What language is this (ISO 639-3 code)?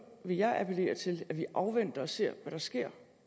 dan